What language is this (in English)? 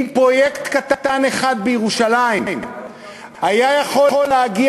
Hebrew